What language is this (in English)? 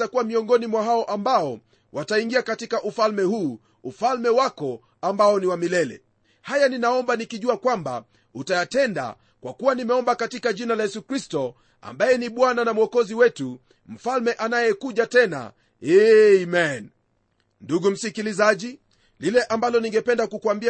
Swahili